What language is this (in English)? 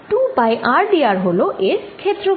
Bangla